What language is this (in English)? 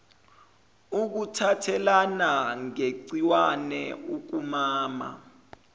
Zulu